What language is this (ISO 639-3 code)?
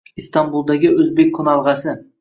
uzb